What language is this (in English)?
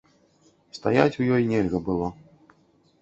Belarusian